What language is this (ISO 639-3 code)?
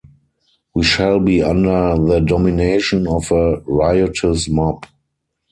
eng